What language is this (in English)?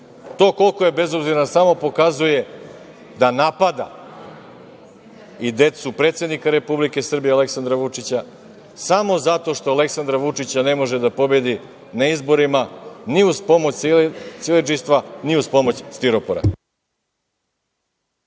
Serbian